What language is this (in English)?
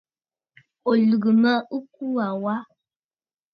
Bafut